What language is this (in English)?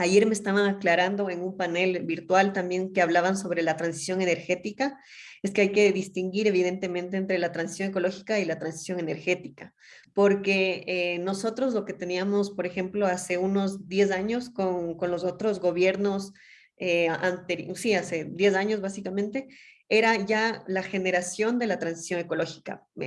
Spanish